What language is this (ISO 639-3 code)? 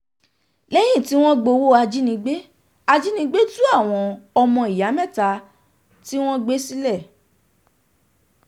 yor